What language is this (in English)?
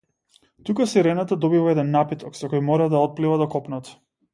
Macedonian